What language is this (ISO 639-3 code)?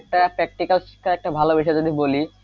ben